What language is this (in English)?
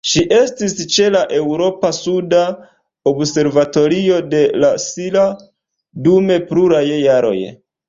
Esperanto